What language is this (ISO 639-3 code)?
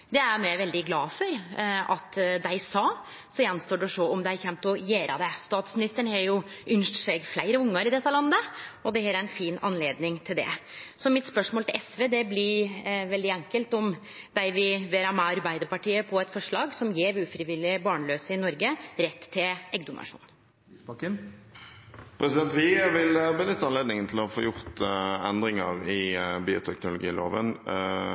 nor